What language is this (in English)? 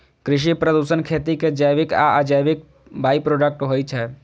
Maithili